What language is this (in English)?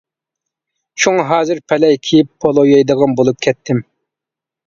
Uyghur